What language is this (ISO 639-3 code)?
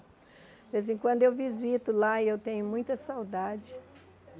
por